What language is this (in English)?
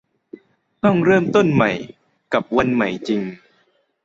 Thai